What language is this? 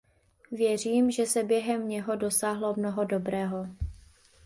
Czech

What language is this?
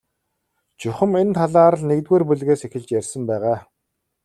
Mongolian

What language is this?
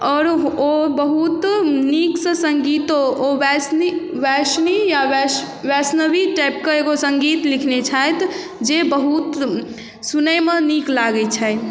Maithili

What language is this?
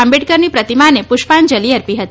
Gujarati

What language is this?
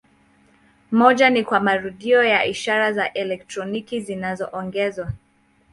Swahili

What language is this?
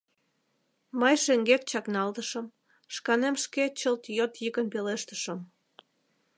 Mari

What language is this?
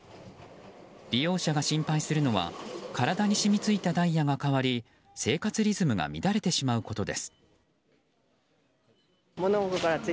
Japanese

